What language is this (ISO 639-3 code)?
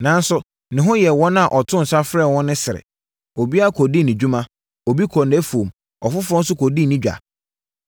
aka